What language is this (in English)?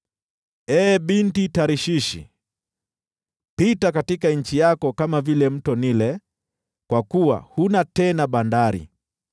Swahili